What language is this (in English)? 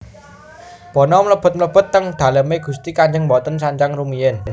Javanese